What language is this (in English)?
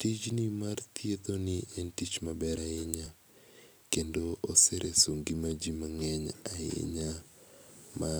Luo (Kenya and Tanzania)